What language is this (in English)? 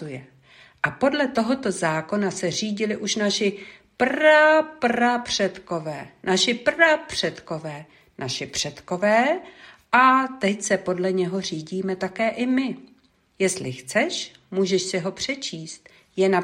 Czech